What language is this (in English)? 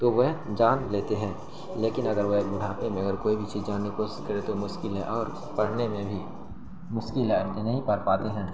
Urdu